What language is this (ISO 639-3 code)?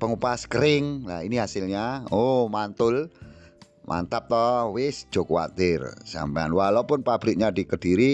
ind